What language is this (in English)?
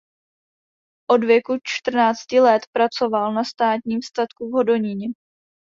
Czech